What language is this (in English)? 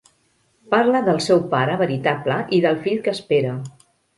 Catalan